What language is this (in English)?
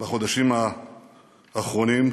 Hebrew